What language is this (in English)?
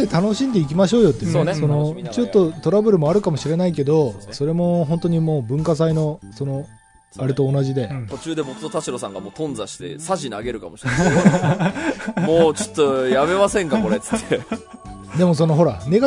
Japanese